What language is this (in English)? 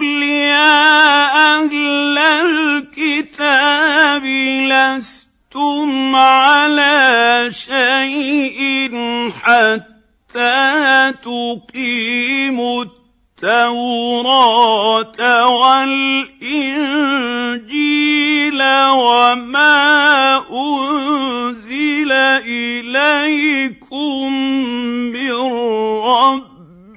Arabic